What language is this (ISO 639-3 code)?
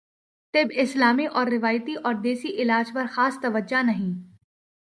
urd